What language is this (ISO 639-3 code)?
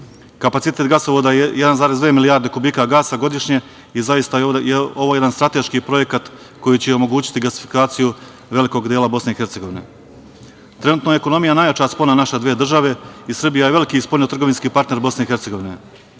srp